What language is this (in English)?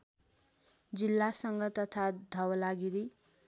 Nepali